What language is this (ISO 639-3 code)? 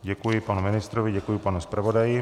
ces